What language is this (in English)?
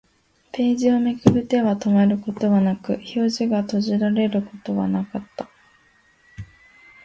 Japanese